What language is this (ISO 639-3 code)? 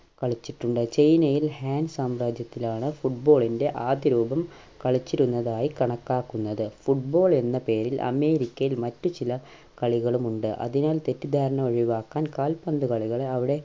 mal